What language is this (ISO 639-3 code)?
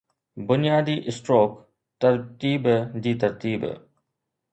snd